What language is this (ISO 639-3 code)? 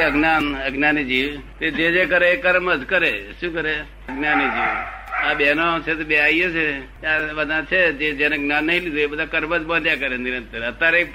guj